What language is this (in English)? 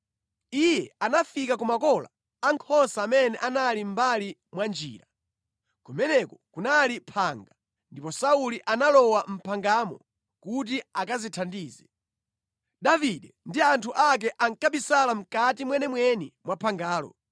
Nyanja